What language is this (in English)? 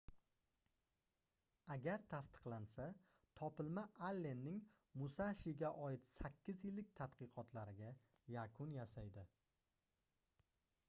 Uzbek